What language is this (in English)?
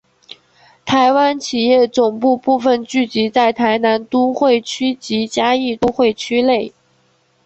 Chinese